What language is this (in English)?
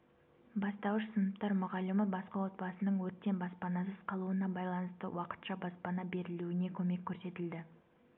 Kazakh